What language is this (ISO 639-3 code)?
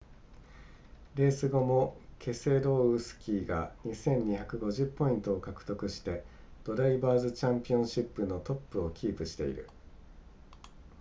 jpn